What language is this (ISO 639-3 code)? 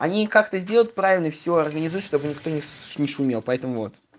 rus